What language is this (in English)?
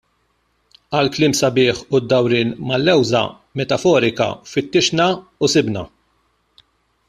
Maltese